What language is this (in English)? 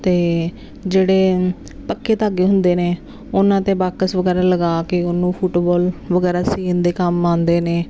Punjabi